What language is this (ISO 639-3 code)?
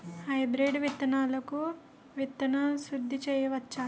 tel